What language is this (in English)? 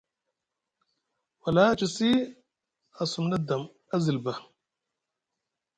Musgu